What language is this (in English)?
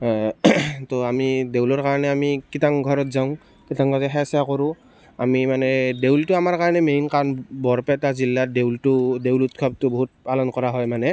Assamese